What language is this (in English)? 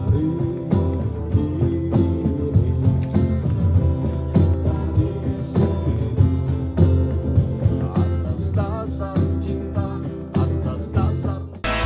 Indonesian